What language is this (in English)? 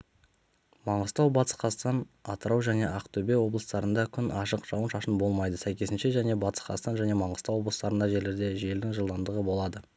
Kazakh